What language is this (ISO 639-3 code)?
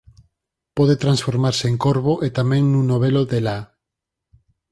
glg